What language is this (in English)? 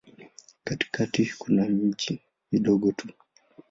Swahili